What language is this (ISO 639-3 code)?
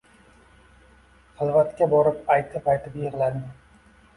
uzb